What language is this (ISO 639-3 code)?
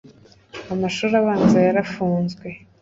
kin